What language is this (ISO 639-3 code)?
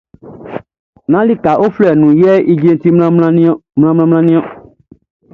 bci